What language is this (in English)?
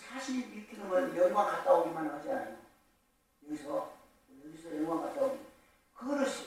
Korean